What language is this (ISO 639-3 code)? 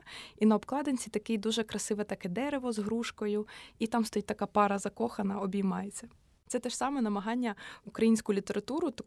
ukr